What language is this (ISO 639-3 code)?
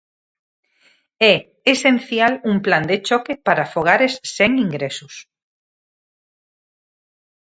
glg